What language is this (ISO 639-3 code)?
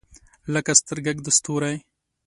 pus